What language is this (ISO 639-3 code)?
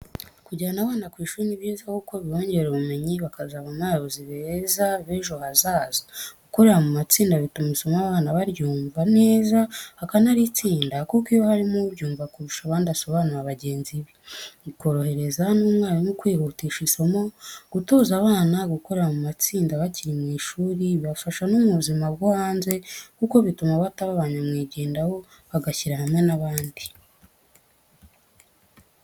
kin